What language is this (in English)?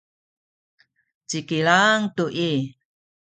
Sakizaya